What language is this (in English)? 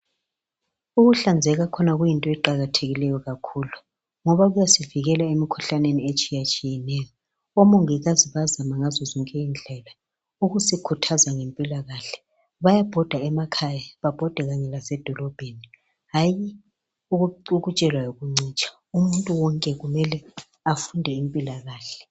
North Ndebele